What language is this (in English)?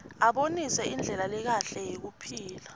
Swati